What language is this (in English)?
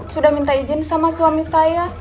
Indonesian